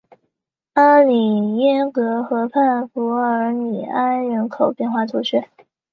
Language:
Chinese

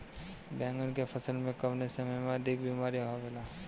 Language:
Bhojpuri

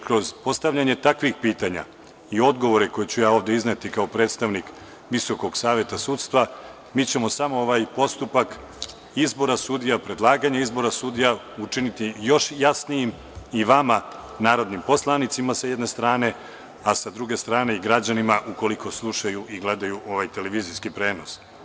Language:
Serbian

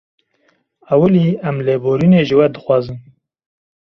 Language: Kurdish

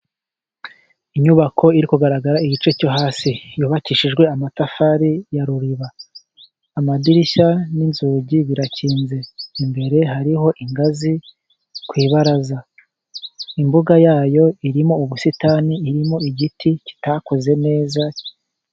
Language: Kinyarwanda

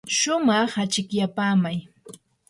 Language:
Yanahuanca Pasco Quechua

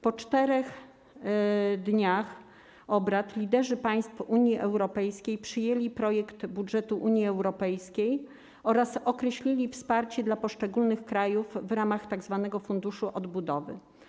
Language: Polish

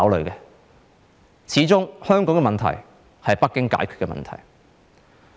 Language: Cantonese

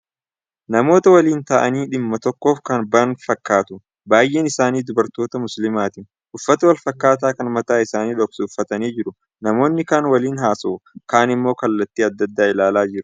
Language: Oromo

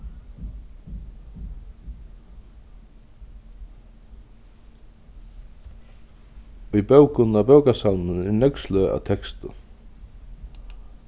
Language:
Faroese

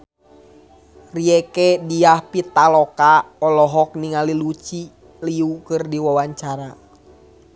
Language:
Sundanese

